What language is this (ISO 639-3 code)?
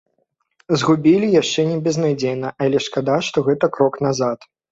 bel